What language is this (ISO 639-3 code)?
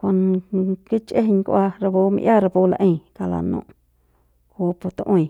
pbs